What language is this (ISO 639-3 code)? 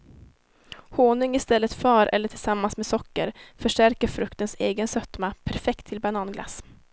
swe